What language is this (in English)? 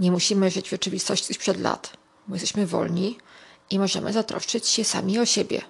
Polish